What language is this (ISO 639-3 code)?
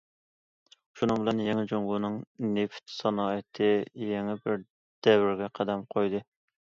uig